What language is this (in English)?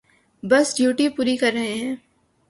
Urdu